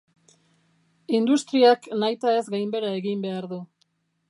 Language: Basque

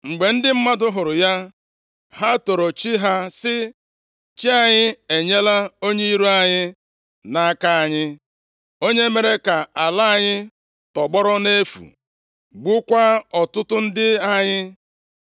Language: Igbo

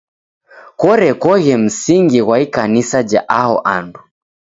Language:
Taita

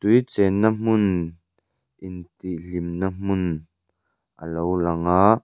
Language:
Mizo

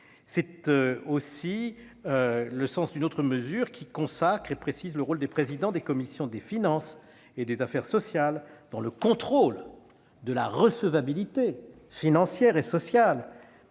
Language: French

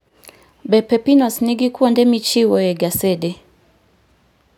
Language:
Luo (Kenya and Tanzania)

